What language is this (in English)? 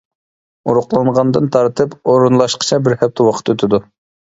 Uyghur